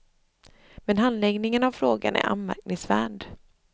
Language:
Swedish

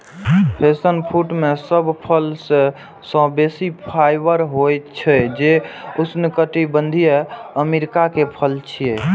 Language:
Maithili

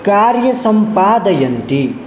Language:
Sanskrit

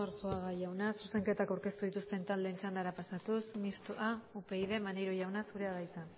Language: Basque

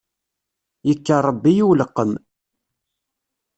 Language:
Kabyle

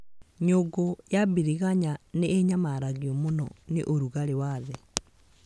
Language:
Kikuyu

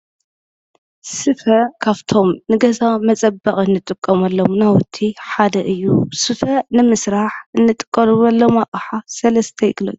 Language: Tigrinya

